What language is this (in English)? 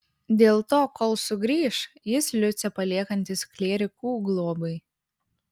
Lithuanian